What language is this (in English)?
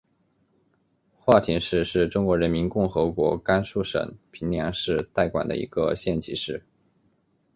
Chinese